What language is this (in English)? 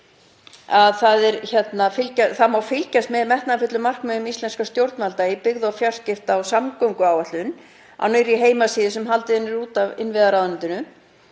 Icelandic